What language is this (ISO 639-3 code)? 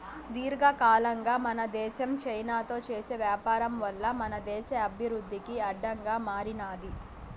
tel